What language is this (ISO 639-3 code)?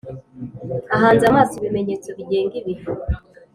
kin